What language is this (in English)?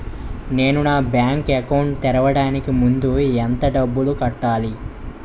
Telugu